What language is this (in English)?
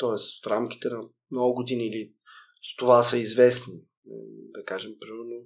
Bulgarian